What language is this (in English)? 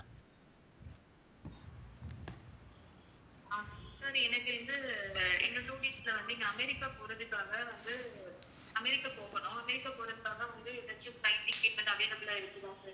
Tamil